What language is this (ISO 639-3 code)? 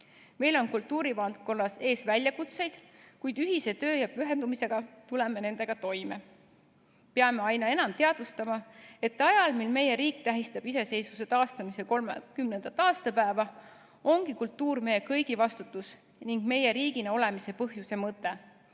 est